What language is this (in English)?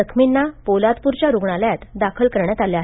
Marathi